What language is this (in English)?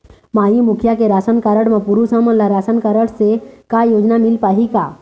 Chhattisgarhi